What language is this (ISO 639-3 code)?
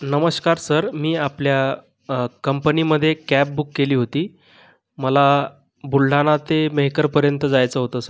mar